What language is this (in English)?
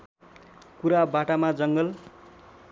Nepali